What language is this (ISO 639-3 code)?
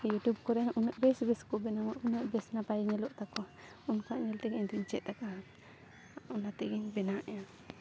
sat